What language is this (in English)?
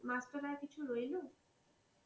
Bangla